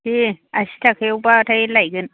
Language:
Bodo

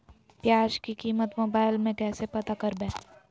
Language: Magahi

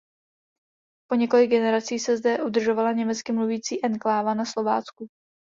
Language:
Czech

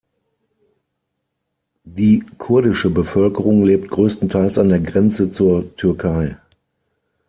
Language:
German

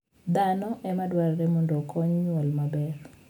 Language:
Luo (Kenya and Tanzania)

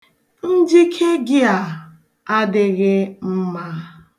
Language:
Igbo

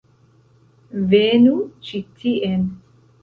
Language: Esperanto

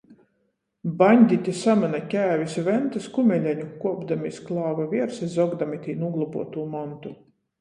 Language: Latgalian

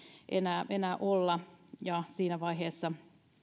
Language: Finnish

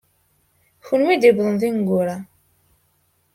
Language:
Kabyle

